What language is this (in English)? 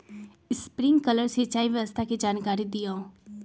Magahi